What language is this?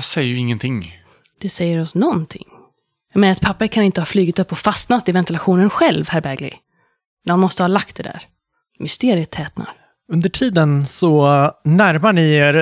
Swedish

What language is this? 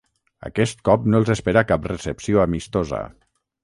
Catalan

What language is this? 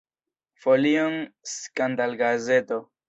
Esperanto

